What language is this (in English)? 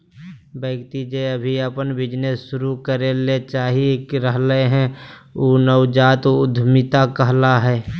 Magahi